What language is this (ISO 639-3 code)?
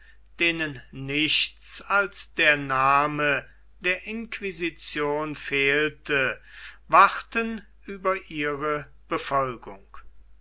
deu